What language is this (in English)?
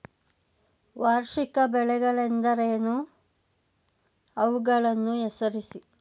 Kannada